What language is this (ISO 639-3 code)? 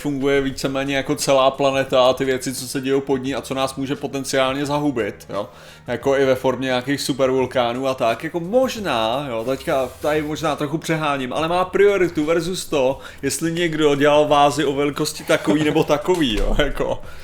ces